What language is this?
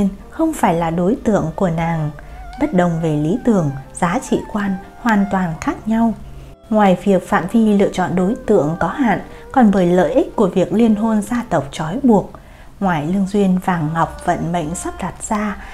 Vietnamese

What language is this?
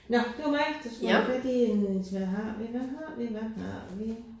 Danish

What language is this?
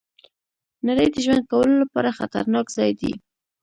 Pashto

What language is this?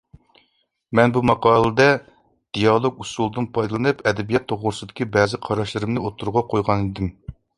Uyghur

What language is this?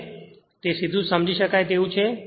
Gujarati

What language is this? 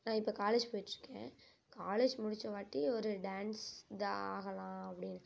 Tamil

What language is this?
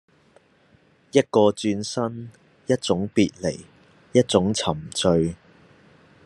Cantonese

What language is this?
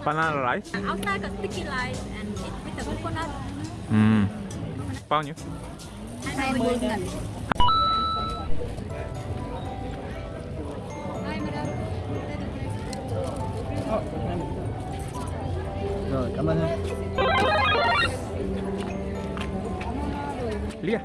Korean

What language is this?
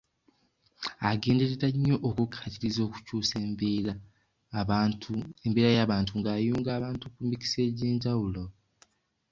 Ganda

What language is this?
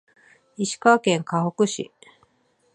Japanese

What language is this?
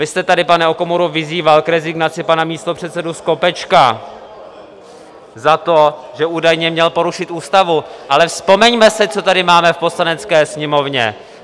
Czech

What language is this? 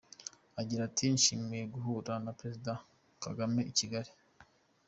Kinyarwanda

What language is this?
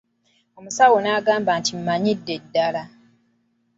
Ganda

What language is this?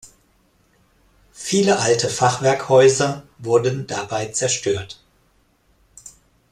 German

